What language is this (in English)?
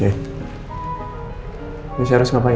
Indonesian